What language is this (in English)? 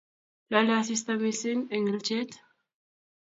Kalenjin